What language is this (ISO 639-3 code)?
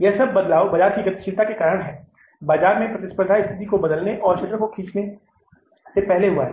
hin